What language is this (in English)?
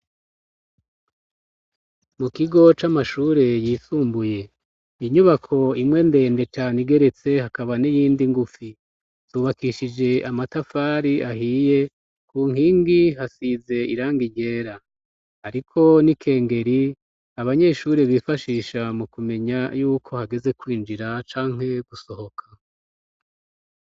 Rundi